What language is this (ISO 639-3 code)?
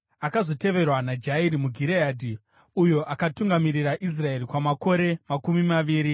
sna